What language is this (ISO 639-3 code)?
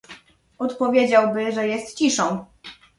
pol